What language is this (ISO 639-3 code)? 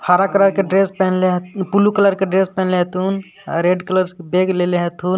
mag